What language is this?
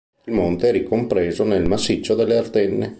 Italian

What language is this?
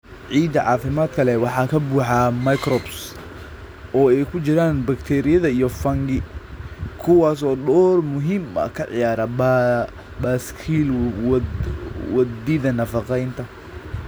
Somali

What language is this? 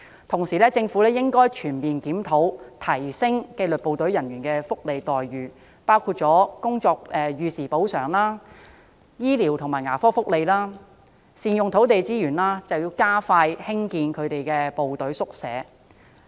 Cantonese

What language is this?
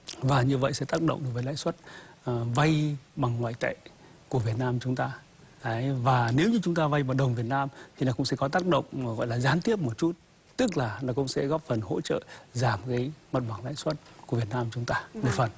Vietnamese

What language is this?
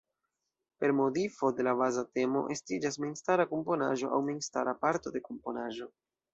Esperanto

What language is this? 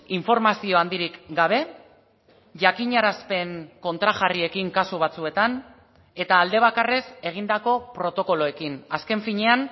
Basque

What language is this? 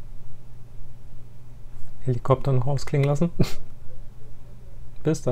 German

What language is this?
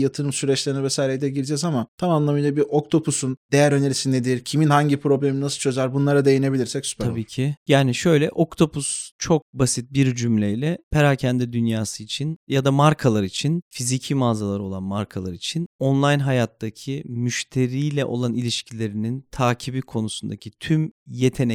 Turkish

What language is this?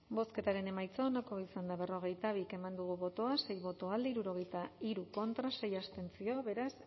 Basque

